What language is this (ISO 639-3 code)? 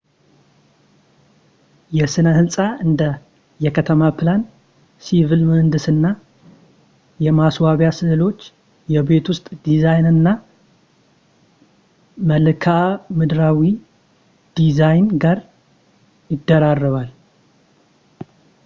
amh